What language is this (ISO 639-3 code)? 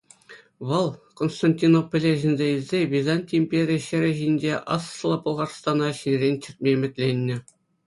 chv